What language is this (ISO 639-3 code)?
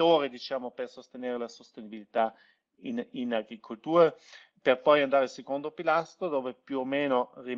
ita